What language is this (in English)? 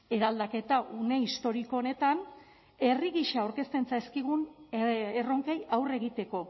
Basque